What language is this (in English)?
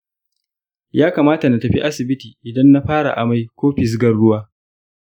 Hausa